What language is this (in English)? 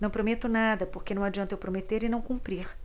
Portuguese